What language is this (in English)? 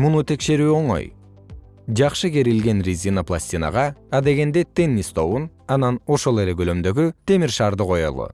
Kyrgyz